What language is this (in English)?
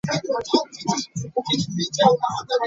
Ganda